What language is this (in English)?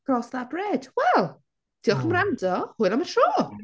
Welsh